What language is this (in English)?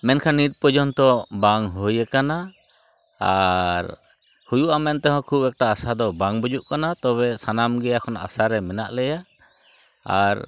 Santali